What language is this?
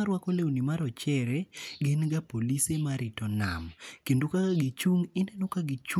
Luo (Kenya and Tanzania)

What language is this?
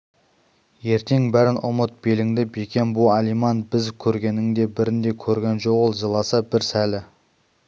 Kazakh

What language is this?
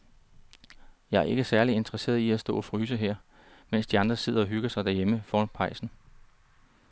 Danish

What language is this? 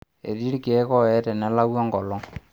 Masai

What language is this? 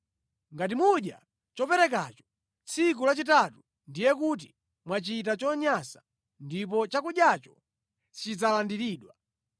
Nyanja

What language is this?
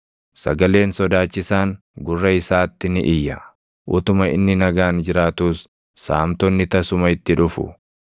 Oromo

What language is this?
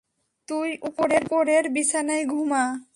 Bangla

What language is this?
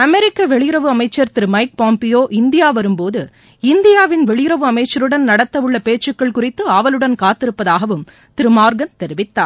Tamil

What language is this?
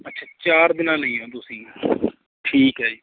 Punjabi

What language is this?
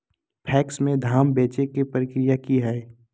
Magahi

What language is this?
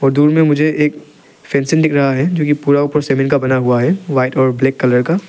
Hindi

